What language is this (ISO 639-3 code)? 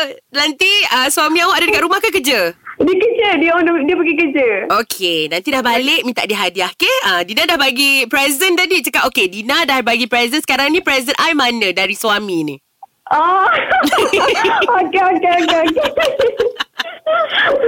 msa